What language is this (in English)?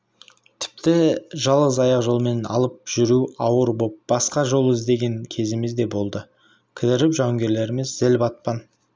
Kazakh